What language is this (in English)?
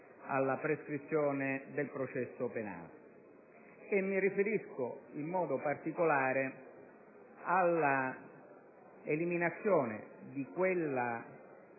Italian